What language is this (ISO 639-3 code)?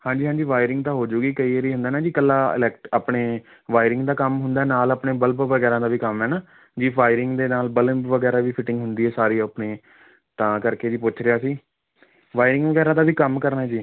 pan